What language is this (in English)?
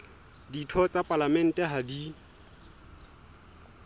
Southern Sotho